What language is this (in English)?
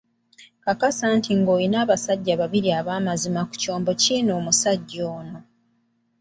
Ganda